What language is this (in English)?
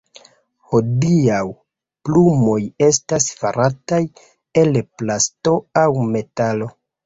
Esperanto